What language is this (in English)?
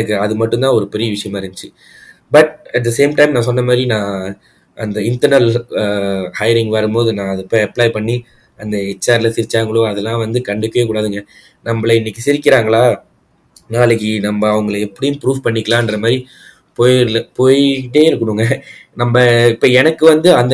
Tamil